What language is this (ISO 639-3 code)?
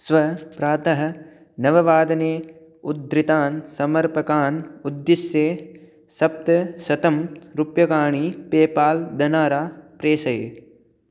san